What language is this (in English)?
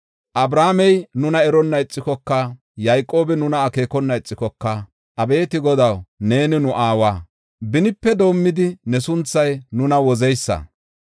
Gofa